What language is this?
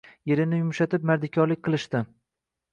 Uzbek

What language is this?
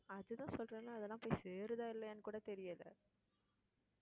Tamil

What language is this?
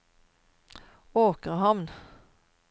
Norwegian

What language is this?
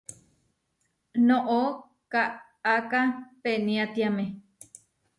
Huarijio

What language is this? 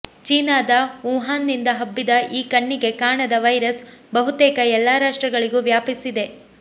Kannada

